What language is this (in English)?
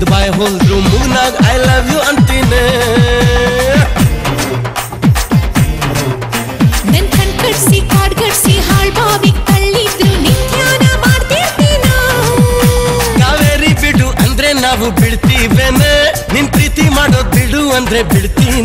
Hindi